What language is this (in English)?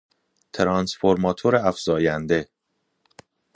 Persian